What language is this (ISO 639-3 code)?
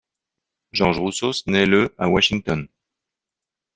fra